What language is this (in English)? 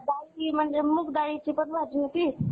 Marathi